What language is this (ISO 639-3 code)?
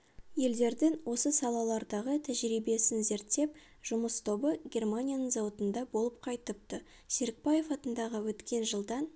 kaz